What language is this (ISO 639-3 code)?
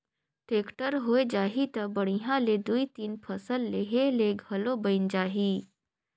hne